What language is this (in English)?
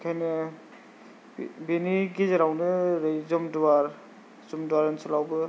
Bodo